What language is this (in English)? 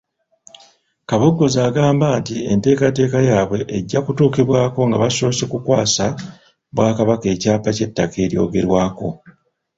Ganda